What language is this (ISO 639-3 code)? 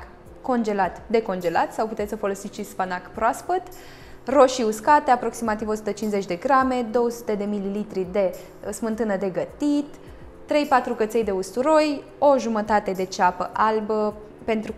ron